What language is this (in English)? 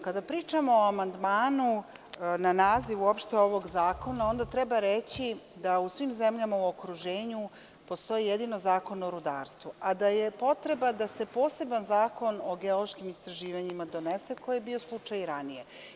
Serbian